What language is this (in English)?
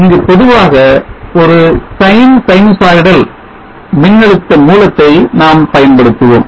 Tamil